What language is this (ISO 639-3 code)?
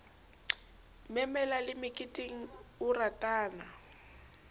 sot